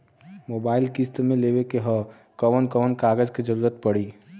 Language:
Bhojpuri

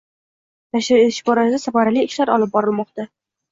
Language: Uzbek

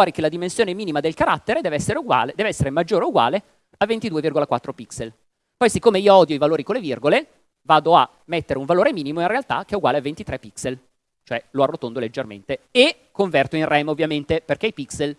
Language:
Italian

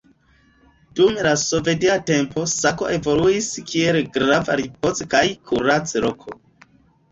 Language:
Esperanto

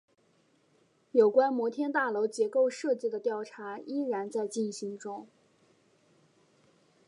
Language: Chinese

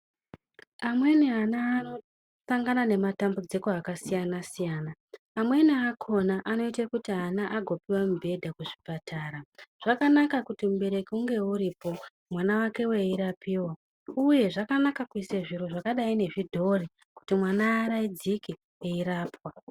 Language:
Ndau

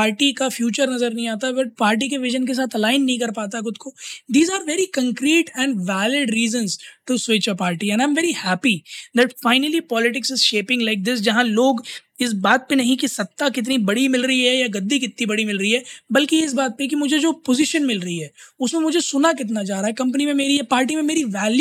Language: Hindi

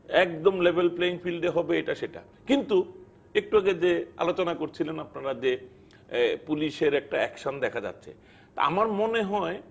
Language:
Bangla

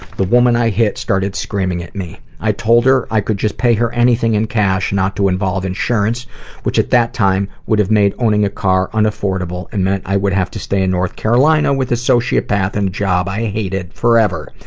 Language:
English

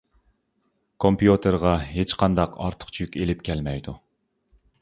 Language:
Uyghur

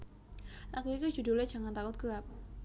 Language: Javanese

